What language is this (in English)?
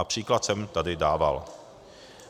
Czech